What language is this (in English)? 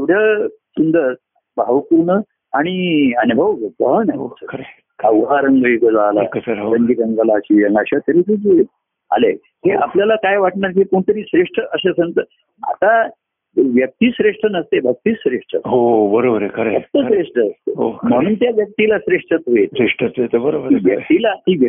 Marathi